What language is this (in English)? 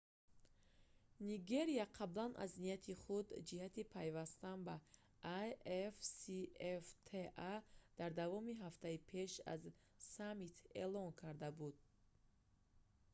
Tajik